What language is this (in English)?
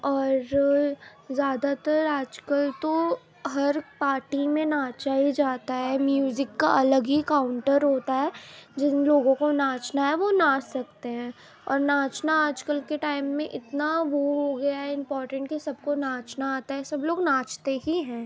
Urdu